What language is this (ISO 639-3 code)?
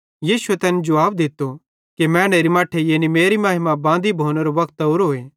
bhd